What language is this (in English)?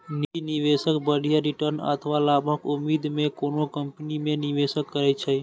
Maithili